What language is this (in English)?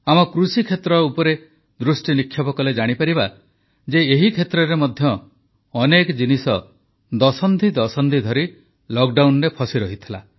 Odia